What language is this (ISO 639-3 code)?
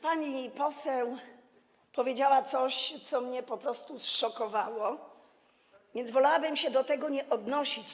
pol